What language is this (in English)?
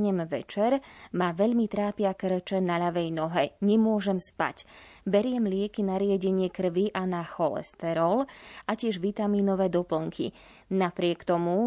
Slovak